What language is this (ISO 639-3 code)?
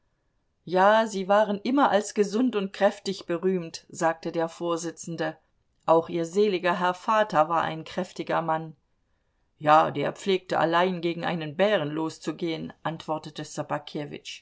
deu